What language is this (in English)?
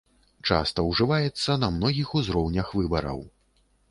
Belarusian